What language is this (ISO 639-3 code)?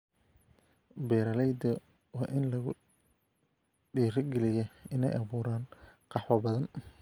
som